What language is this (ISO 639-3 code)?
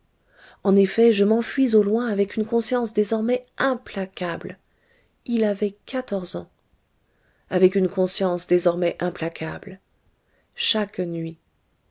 fra